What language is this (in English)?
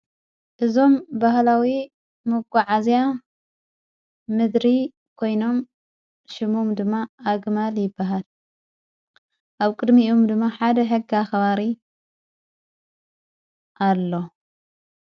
Tigrinya